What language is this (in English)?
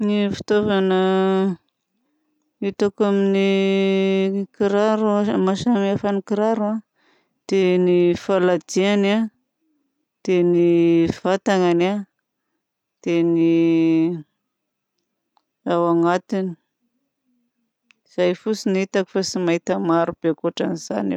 Southern Betsimisaraka Malagasy